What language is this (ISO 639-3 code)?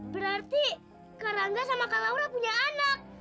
ind